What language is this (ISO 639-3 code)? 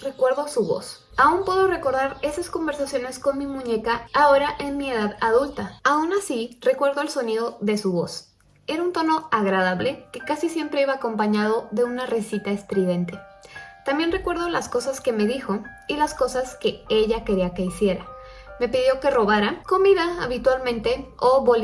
spa